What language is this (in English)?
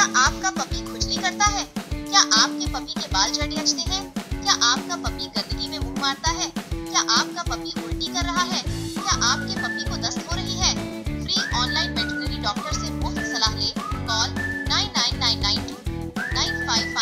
Hindi